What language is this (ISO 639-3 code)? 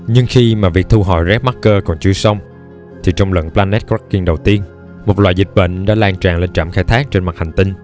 vie